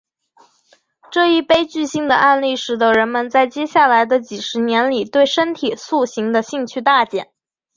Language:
Chinese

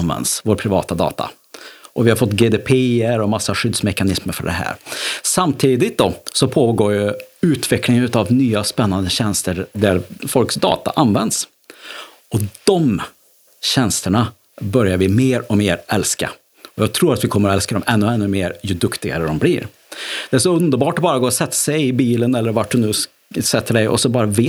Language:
Swedish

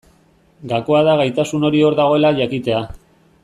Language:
Basque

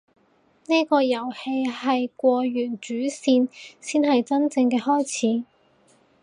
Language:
Cantonese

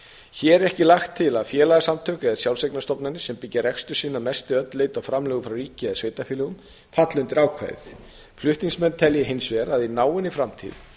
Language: Icelandic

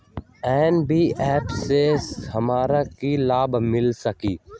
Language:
Magahi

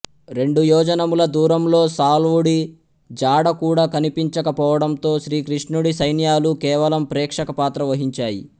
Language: Telugu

